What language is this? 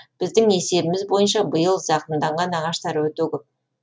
Kazakh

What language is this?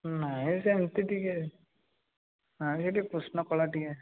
Odia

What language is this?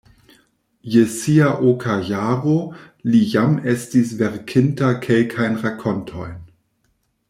Esperanto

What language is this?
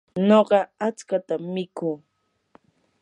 Yanahuanca Pasco Quechua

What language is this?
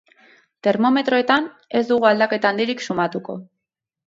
Basque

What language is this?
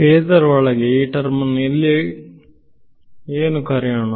Kannada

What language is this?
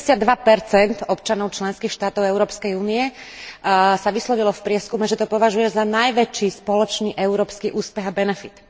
Slovak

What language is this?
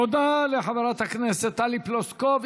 Hebrew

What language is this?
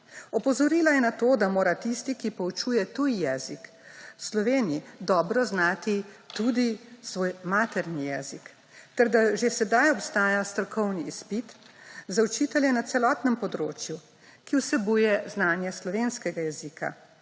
Slovenian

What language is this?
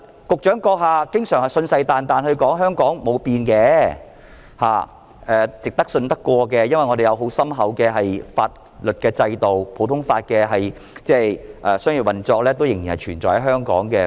Cantonese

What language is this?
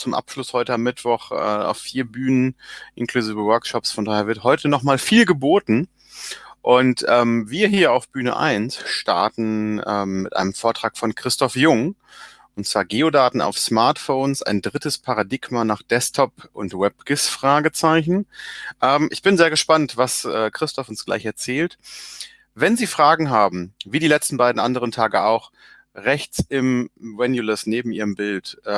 German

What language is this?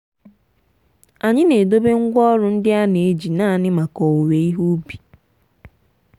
Igbo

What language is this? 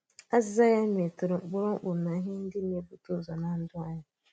Igbo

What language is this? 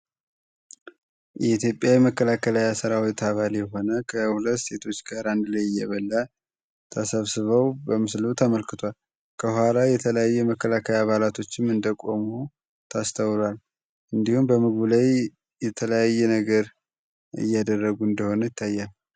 Amharic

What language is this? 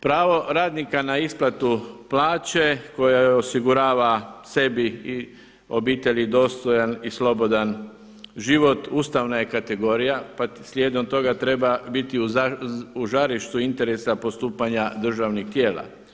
Croatian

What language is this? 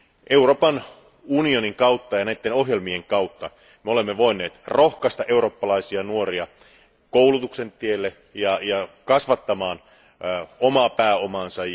Finnish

